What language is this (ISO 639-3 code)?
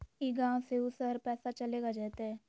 mag